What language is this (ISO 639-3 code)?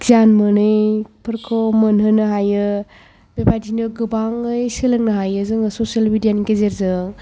brx